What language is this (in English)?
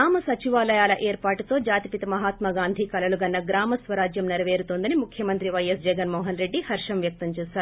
Telugu